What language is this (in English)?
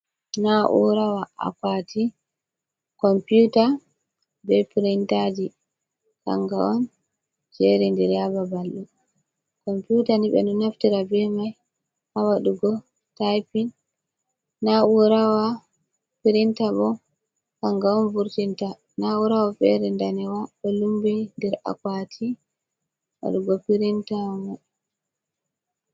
Fula